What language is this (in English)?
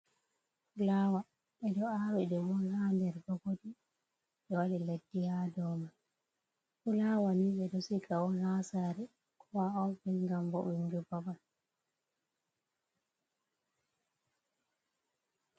Fula